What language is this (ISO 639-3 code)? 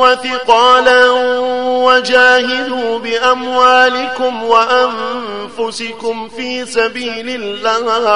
ara